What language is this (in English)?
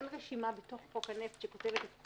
Hebrew